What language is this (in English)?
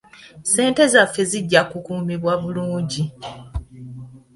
Ganda